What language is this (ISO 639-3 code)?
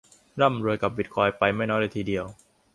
tha